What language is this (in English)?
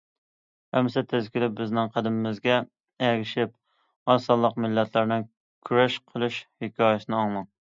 Uyghur